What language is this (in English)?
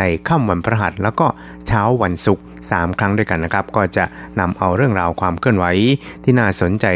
Thai